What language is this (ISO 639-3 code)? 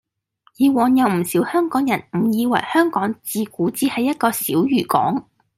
yue